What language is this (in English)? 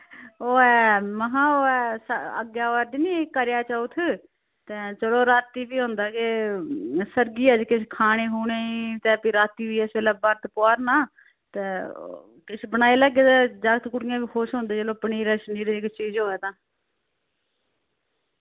Dogri